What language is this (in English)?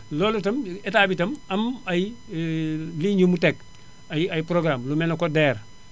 Wolof